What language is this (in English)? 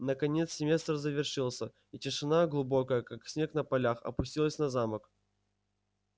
Russian